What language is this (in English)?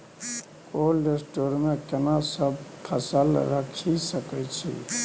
Maithili